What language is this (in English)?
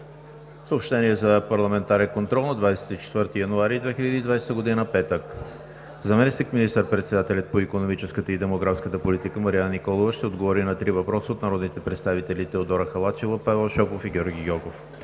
Bulgarian